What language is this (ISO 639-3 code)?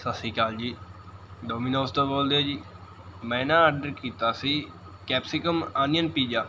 pan